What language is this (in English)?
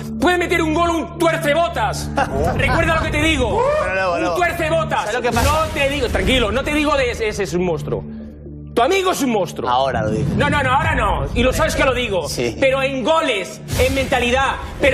Spanish